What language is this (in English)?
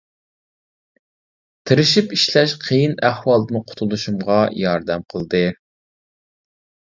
Uyghur